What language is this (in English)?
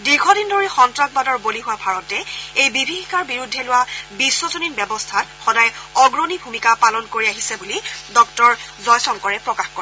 Assamese